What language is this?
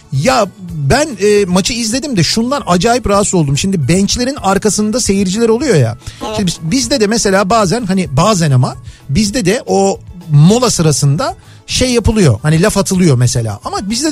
Turkish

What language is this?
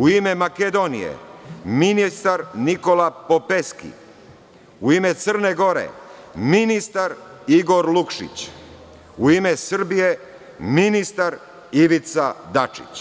Serbian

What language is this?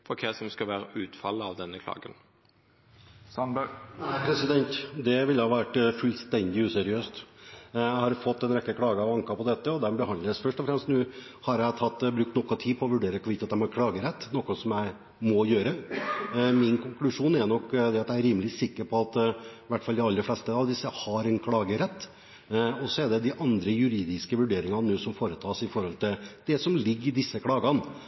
Norwegian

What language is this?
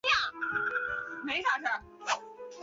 Chinese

